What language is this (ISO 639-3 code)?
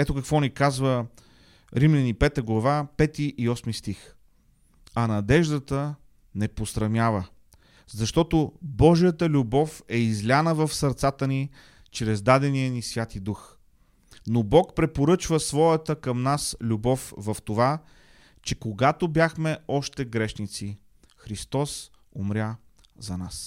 bul